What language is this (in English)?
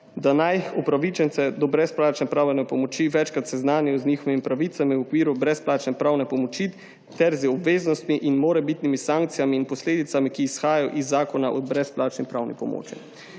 Slovenian